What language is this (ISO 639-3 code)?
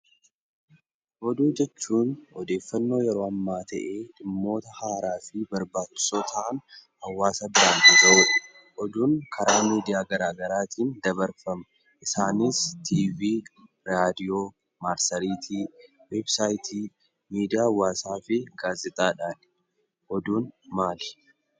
orm